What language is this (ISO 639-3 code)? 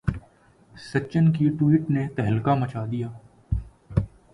urd